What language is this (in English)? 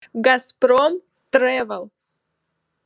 Russian